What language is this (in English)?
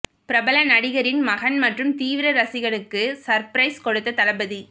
Tamil